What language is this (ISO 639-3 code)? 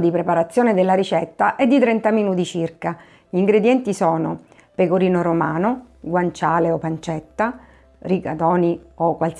ita